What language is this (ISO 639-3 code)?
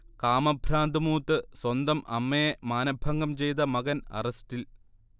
mal